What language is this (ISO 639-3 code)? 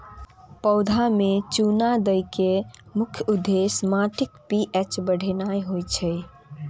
mai